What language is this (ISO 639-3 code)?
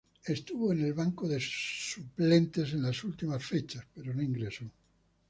spa